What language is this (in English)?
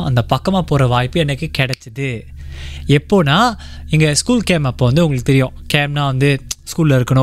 Tamil